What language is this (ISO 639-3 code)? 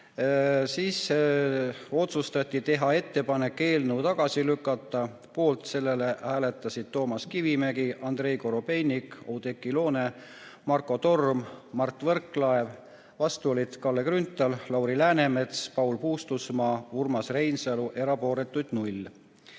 est